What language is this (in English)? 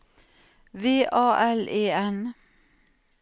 Norwegian